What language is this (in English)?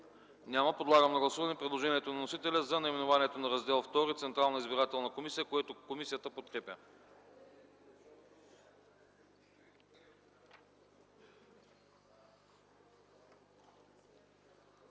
Bulgarian